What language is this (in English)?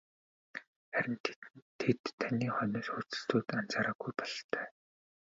Mongolian